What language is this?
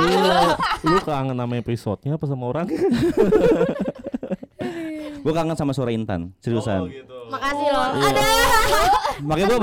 Indonesian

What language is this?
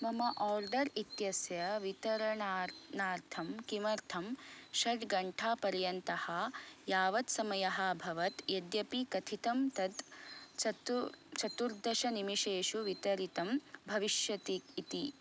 Sanskrit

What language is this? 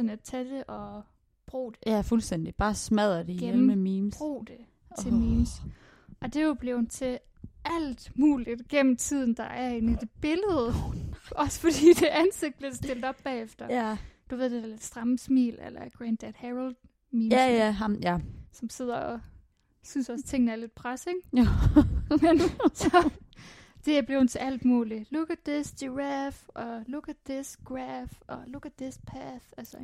Danish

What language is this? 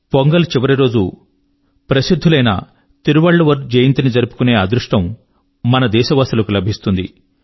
Telugu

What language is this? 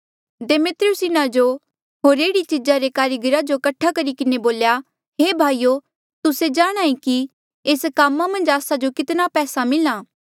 Mandeali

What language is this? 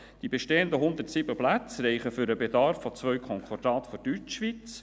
Swiss German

